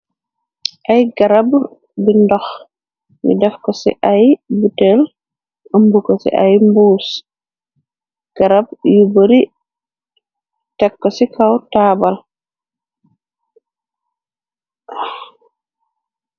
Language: Wolof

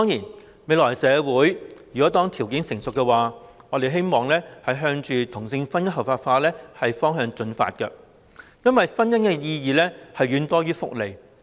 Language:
Cantonese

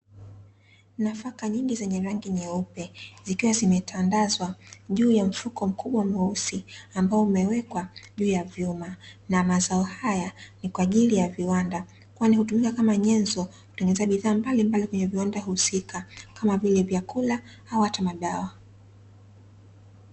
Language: Swahili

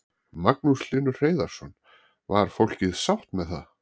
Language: Icelandic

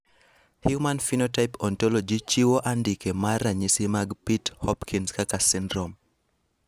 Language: Luo (Kenya and Tanzania)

